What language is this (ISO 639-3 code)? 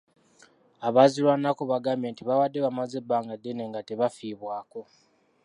lug